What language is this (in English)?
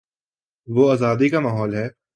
Urdu